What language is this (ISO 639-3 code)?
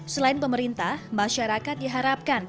ind